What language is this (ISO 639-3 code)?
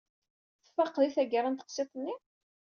kab